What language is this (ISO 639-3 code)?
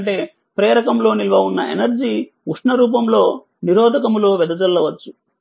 tel